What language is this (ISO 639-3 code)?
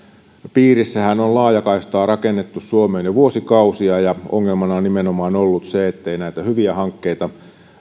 fin